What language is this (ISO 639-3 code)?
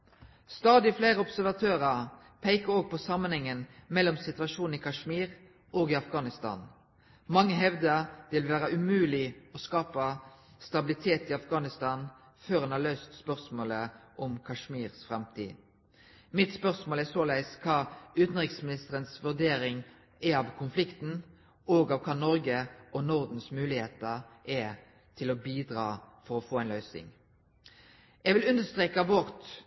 nob